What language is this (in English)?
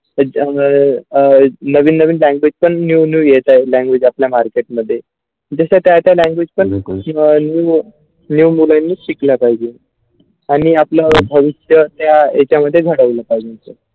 Marathi